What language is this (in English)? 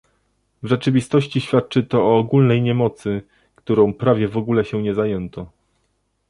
Polish